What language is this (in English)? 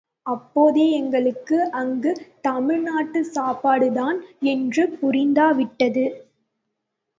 Tamil